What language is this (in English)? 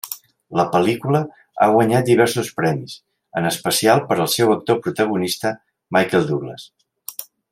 Catalan